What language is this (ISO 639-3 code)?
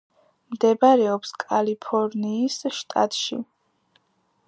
kat